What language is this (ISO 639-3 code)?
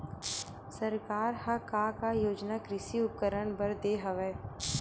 hne